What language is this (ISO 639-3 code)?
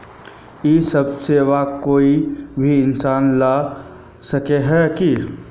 mag